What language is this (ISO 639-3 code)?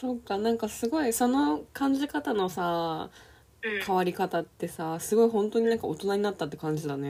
jpn